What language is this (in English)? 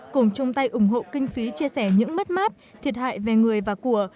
Vietnamese